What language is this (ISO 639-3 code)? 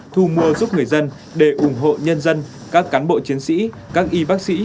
vie